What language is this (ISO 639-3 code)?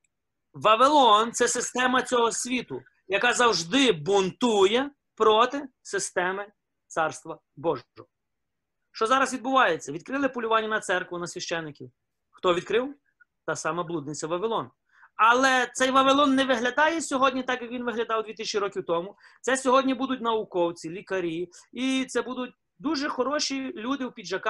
ukr